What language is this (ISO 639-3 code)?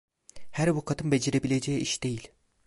tur